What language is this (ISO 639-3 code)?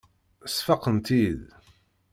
kab